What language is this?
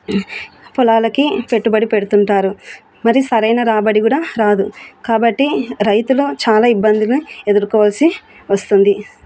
Telugu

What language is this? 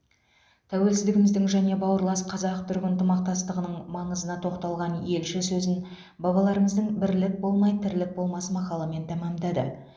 Kazakh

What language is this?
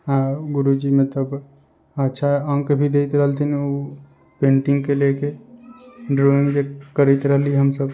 Maithili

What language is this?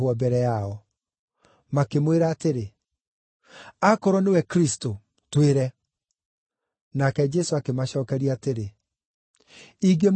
Kikuyu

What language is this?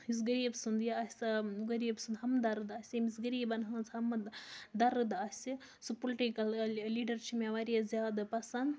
Kashmiri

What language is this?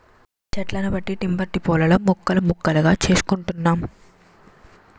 Telugu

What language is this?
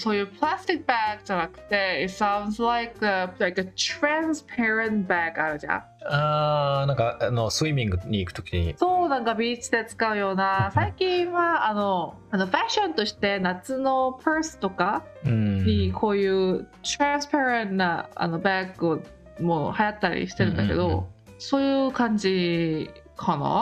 Japanese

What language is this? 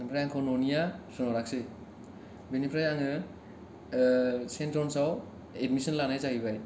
Bodo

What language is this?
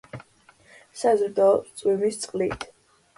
Georgian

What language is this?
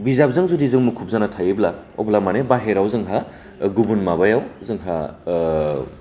Bodo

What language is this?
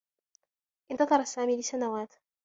Arabic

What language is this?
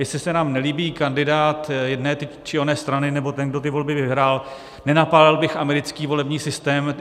Czech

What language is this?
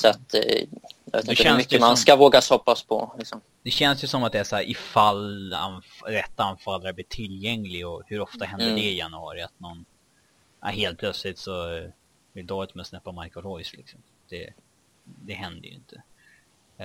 Swedish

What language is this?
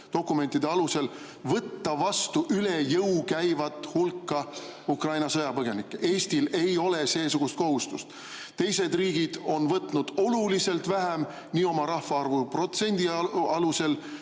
Estonian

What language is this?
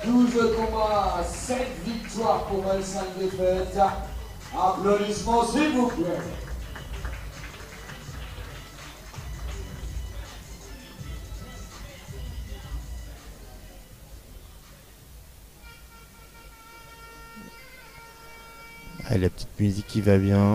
French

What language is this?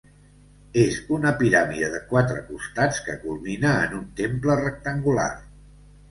Catalan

